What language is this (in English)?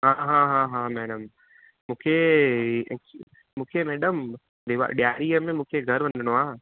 Sindhi